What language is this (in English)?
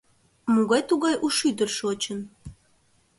Mari